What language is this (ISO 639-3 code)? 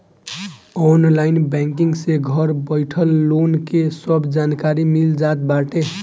bho